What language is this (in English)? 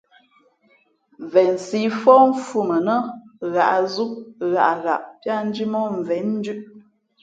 Fe'fe'